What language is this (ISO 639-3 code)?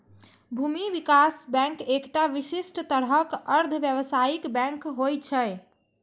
mai